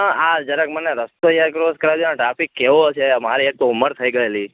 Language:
Gujarati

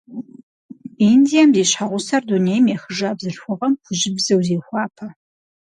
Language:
Kabardian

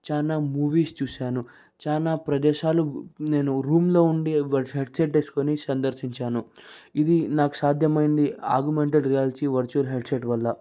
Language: Telugu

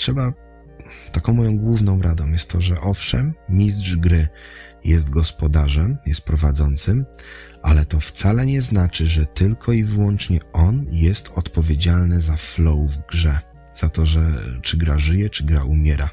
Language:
Polish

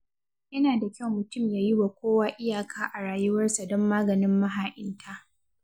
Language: Hausa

